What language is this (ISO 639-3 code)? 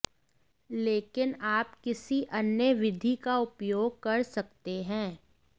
hin